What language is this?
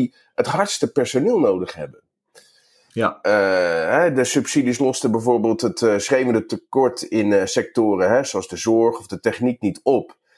Dutch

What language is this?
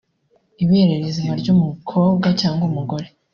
Kinyarwanda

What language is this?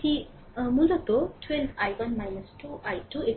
Bangla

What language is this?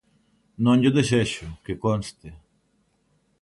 Galician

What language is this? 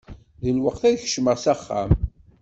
Kabyle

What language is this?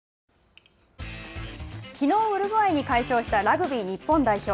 Japanese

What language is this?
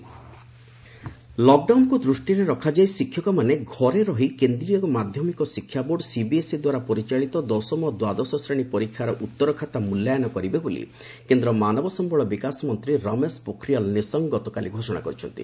Odia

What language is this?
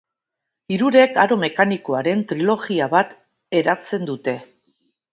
Basque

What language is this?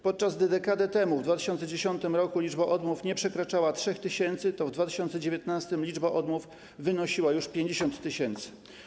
Polish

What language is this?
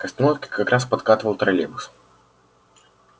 Russian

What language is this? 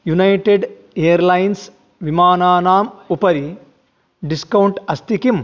Sanskrit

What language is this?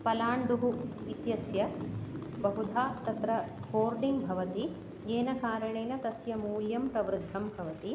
Sanskrit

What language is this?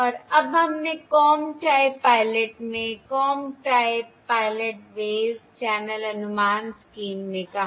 Hindi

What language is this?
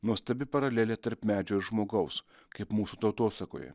Lithuanian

